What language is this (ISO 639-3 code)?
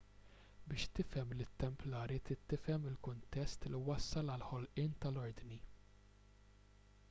mlt